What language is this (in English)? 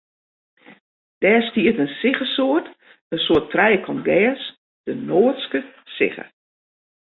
Western Frisian